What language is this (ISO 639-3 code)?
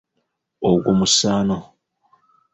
lug